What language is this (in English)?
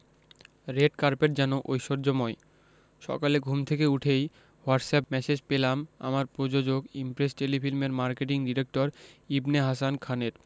Bangla